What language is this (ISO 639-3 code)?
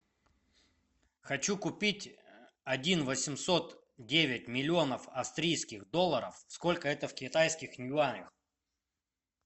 rus